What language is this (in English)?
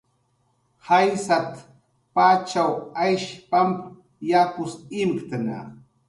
Jaqaru